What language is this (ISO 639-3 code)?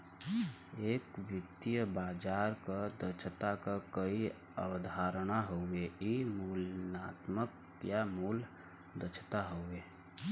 bho